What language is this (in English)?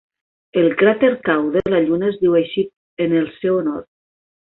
Catalan